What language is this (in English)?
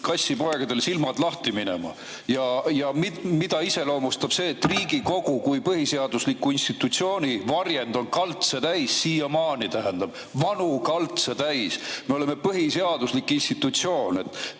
Estonian